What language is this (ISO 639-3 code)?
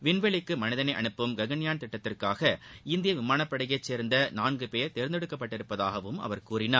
tam